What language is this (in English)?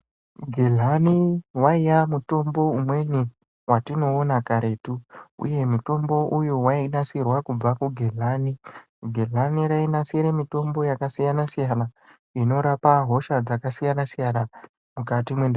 Ndau